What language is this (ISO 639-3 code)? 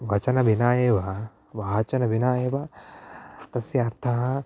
san